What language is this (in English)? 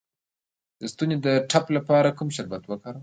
Pashto